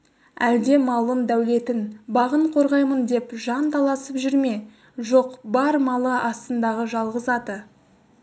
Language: Kazakh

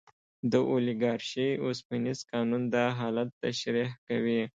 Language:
Pashto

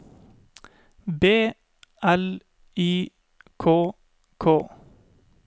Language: Norwegian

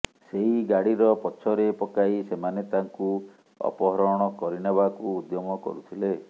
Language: Odia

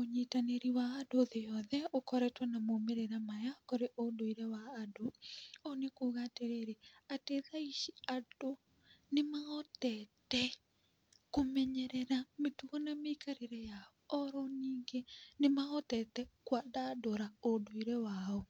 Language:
Kikuyu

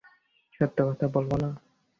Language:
Bangla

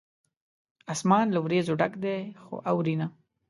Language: Pashto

